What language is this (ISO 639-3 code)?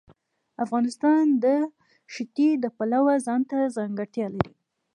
pus